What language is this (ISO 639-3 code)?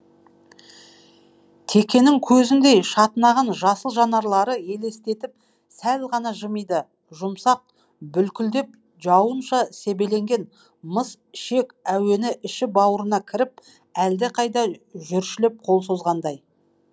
kaz